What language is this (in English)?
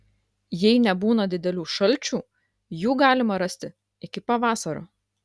Lithuanian